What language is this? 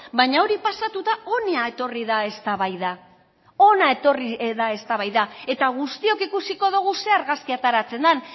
Basque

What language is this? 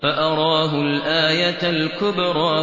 Arabic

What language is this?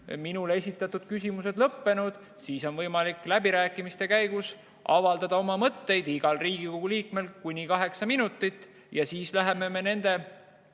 Estonian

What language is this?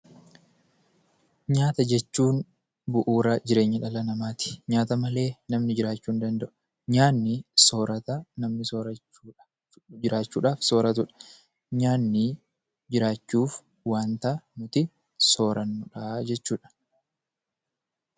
Oromo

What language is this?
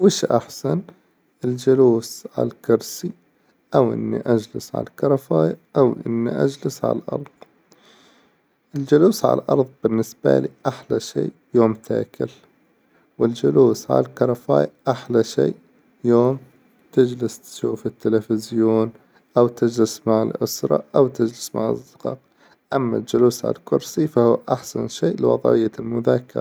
Hijazi Arabic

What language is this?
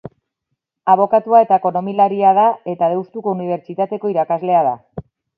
Basque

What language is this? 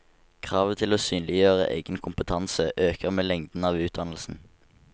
Norwegian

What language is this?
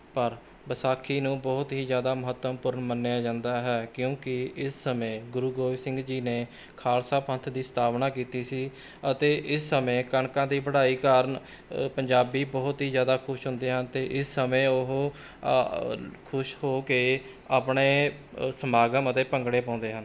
Punjabi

